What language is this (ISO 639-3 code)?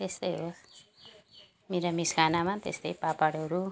nep